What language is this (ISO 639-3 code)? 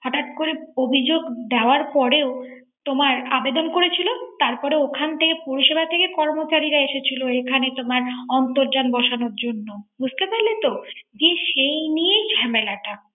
ben